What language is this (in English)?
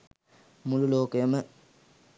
Sinhala